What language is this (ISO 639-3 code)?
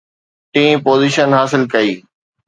snd